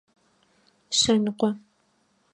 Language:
Adyghe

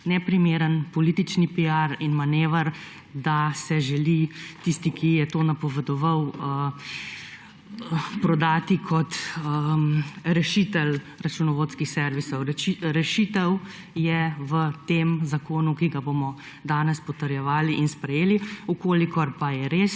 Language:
Slovenian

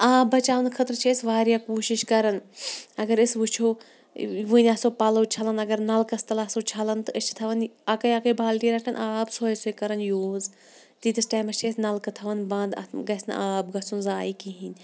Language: Kashmiri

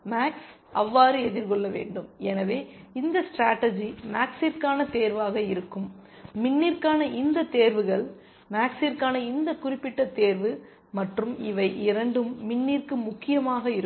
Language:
Tamil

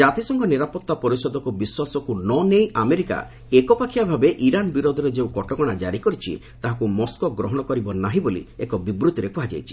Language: Odia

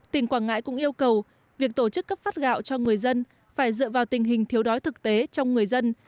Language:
Vietnamese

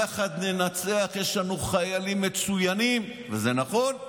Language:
Hebrew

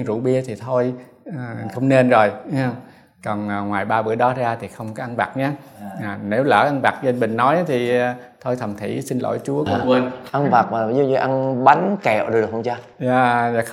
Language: Vietnamese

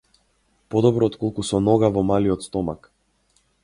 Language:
Macedonian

